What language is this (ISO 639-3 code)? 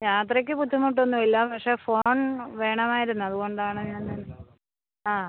mal